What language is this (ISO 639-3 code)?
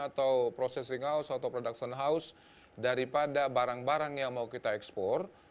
ind